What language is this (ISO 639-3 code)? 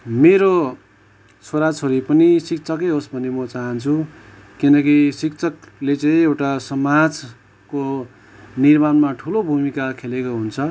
nep